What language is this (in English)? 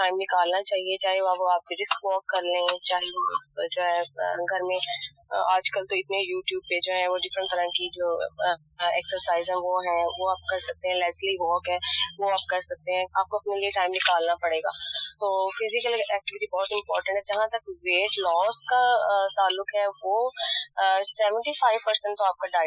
Urdu